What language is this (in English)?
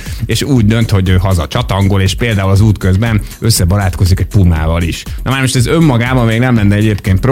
Hungarian